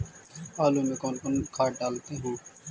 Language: Magahi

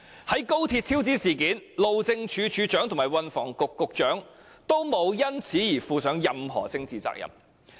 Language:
Cantonese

